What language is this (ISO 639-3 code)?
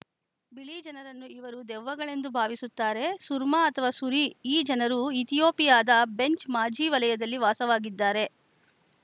kan